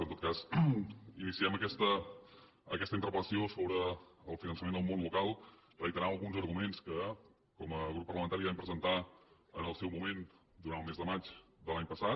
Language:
Catalan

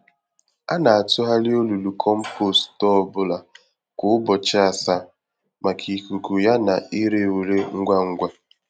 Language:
Igbo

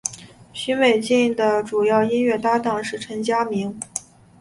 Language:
Chinese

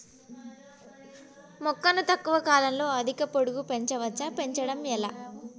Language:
Telugu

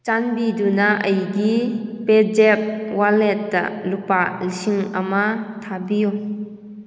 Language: Manipuri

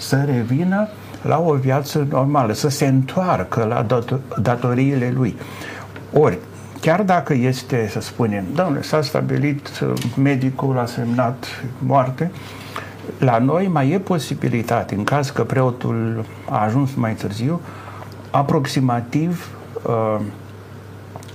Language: Romanian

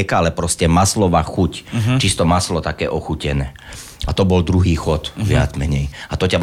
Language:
Slovak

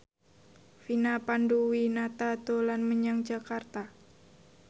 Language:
Javanese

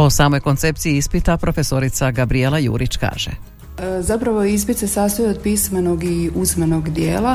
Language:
Croatian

